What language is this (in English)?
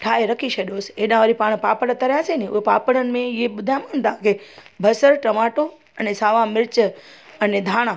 Sindhi